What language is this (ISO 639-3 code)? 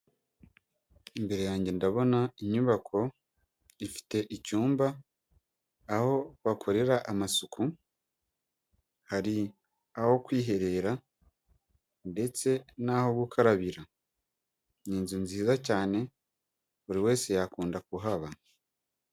kin